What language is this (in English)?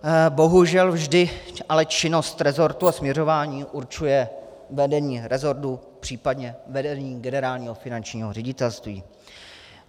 Czech